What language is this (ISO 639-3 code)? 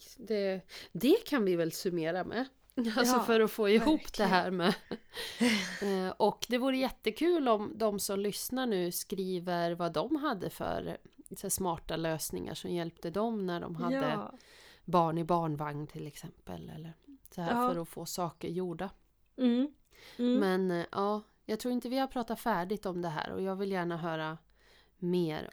swe